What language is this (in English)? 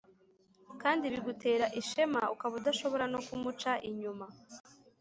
Kinyarwanda